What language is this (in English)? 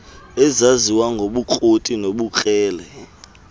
Xhosa